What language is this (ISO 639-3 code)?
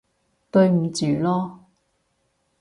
yue